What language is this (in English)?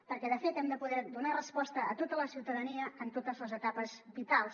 Catalan